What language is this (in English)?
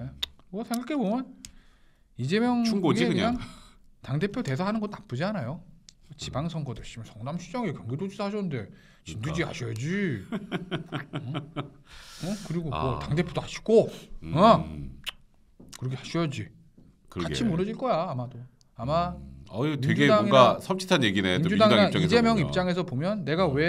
Korean